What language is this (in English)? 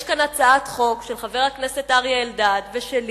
Hebrew